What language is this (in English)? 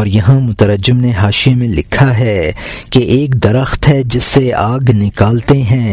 Urdu